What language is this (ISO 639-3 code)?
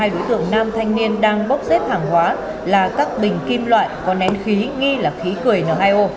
vie